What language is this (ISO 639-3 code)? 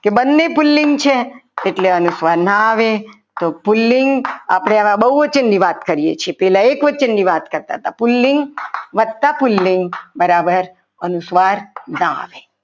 guj